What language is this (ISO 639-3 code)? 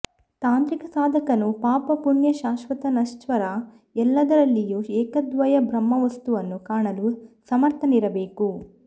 kan